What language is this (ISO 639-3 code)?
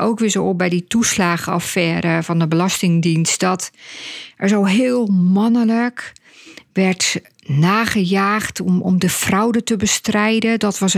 nld